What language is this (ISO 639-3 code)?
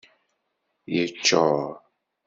kab